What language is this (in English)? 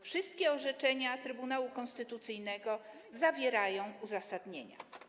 Polish